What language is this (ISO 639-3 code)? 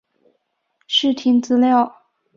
zho